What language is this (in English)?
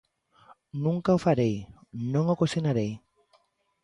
Galician